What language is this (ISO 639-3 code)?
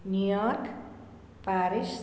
san